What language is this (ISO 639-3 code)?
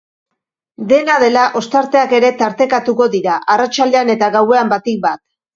eus